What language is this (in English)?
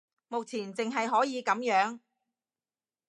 Cantonese